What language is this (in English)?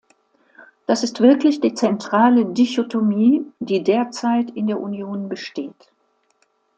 German